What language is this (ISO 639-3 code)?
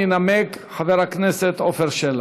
heb